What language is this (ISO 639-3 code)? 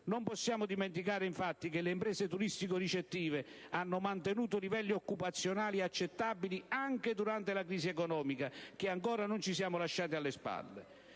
ita